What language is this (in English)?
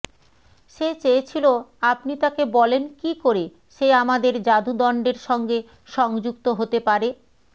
Bangla